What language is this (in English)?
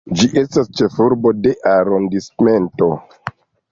Esperanto